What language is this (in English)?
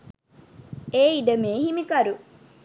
Sinhala